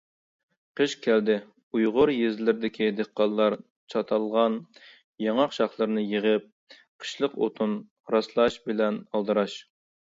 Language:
Uyghur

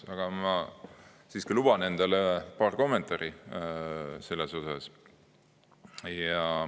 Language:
Estonian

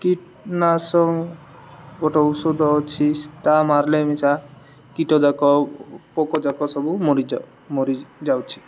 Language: Odia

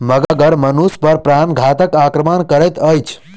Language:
Maithili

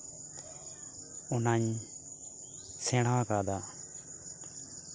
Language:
Santali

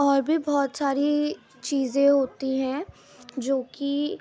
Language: Urdu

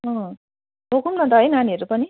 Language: Nepali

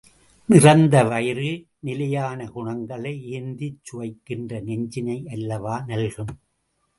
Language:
Tamil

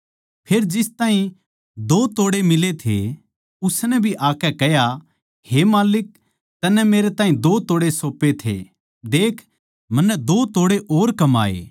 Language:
Haryanvi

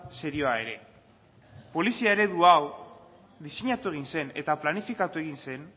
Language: Basque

